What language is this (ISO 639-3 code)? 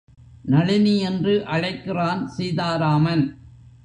tam